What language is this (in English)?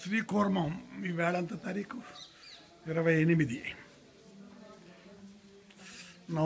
Arabic